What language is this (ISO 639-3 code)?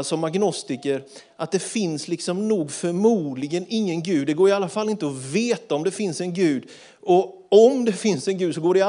swe